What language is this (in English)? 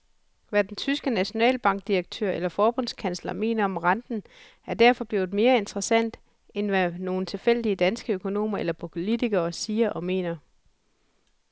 Danish